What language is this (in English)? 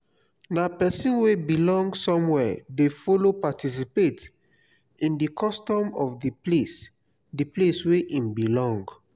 Nigerian Pidgin